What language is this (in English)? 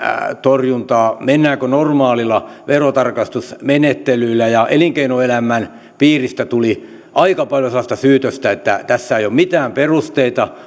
Finnish